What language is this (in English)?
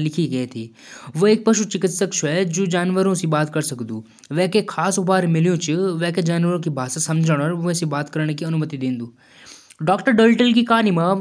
Jaunsari